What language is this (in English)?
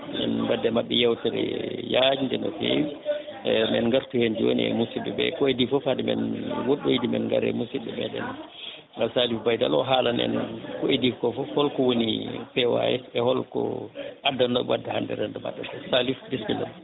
Fula